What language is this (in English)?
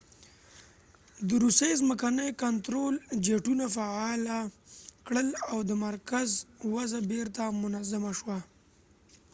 Pashto